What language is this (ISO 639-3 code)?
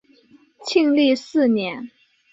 zho